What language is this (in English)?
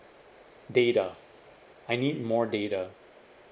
English